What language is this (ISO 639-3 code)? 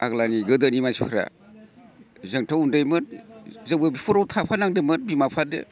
brx